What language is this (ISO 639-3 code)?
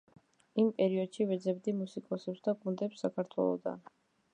kat